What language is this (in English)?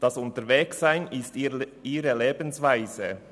Swiss German